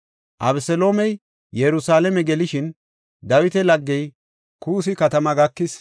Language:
Gofa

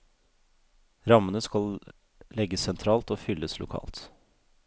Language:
Norwegian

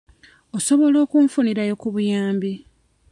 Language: Ganda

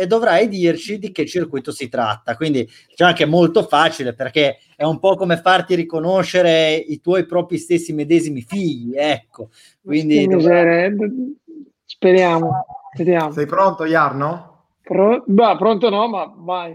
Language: Italian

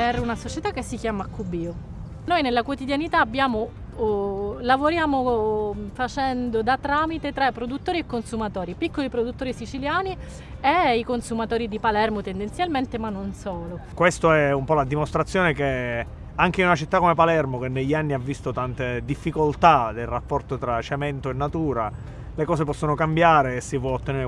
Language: Italian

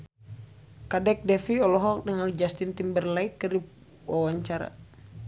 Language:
Sundanese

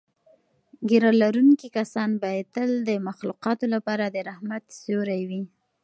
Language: Pashto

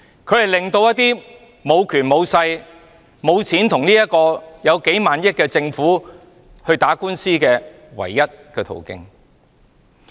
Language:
Cantonese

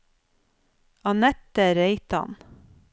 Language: Norwegian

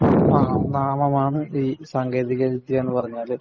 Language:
Malayalam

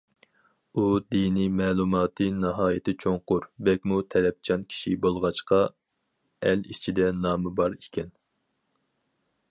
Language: Uyghur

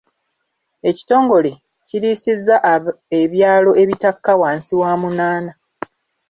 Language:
Ganda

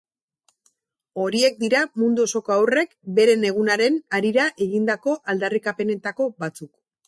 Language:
Basque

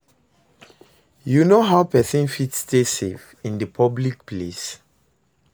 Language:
Nigerian Pidgin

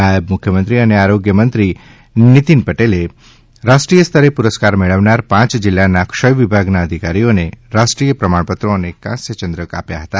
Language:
Gujarati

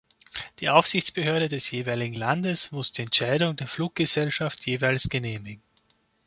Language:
German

